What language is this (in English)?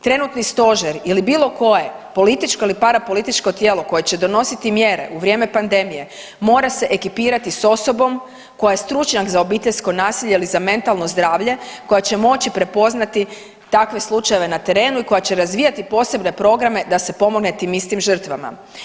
Croatian